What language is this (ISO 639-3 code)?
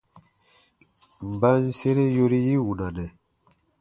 bba